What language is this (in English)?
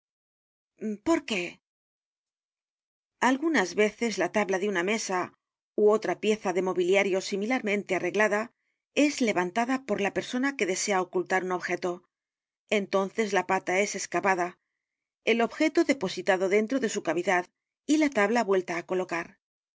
Spanish